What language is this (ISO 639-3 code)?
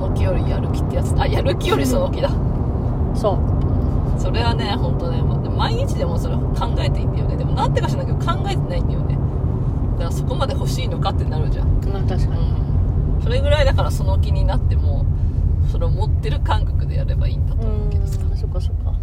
jpn